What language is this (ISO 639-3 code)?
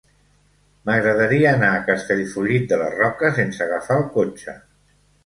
cat